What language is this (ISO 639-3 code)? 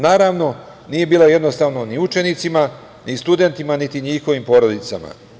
srp